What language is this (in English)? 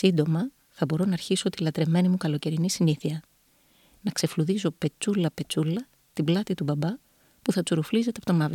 Greek